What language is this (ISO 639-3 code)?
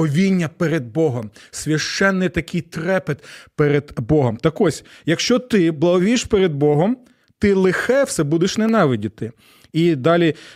ukr